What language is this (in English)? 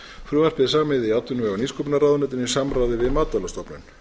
Icelandic